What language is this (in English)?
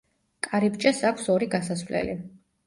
Georgian